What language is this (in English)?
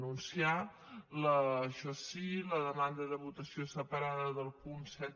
Catalan